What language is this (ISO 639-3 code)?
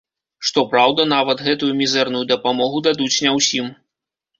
bel